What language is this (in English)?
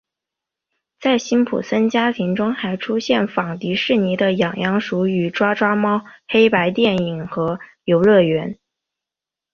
Chinese